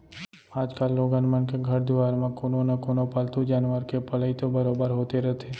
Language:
Chhattisgarhi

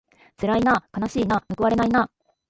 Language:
Japanese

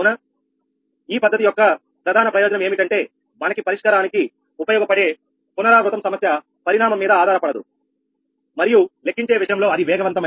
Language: Telugu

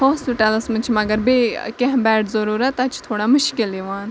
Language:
Kashmiri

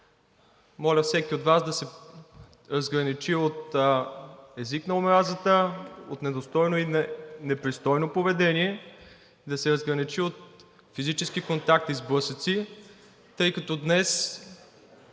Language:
Bulgarian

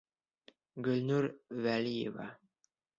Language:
Bashkir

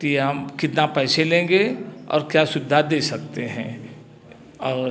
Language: Hindi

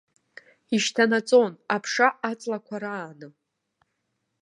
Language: Abkhazian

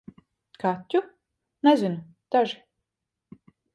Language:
Latvian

